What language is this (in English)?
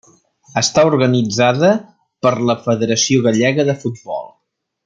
Catalan